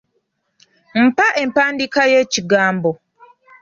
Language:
Ganda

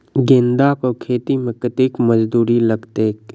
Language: Maithili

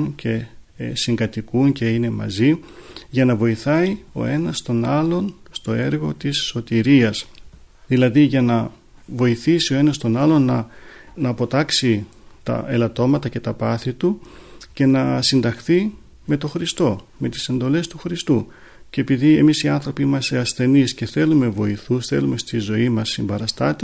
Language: Greek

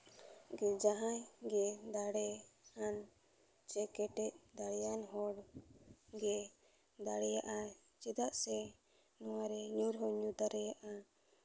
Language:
Santali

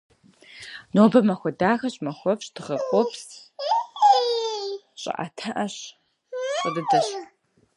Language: Russian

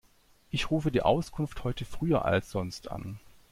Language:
German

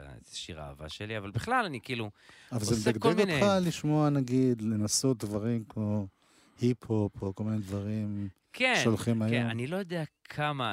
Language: Hebrew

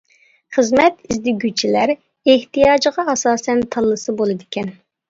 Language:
Uyghur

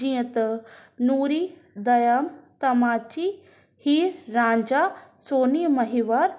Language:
Sindhi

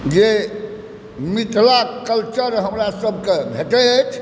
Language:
Maithili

